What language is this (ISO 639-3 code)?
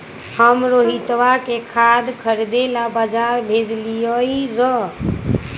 mag